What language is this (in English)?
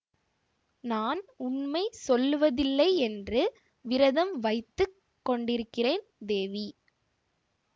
Tamil